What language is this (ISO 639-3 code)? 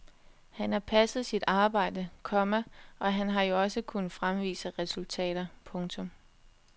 dan